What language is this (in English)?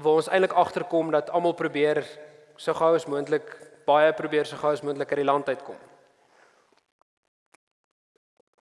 Dutch